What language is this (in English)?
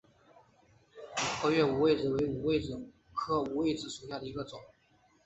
Chinese